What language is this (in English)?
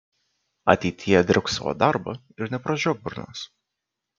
Lithuanian